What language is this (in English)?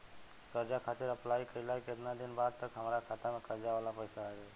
Bhojpuri